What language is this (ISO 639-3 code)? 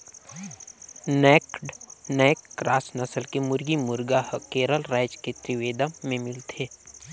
hne